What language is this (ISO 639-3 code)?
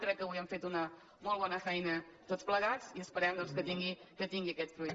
cat